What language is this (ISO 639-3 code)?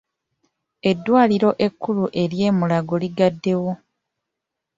lug